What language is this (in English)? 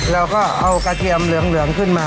Thai